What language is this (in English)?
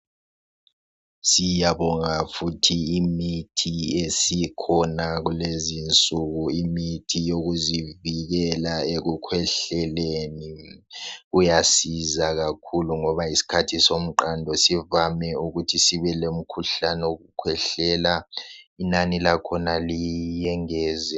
North Ndebele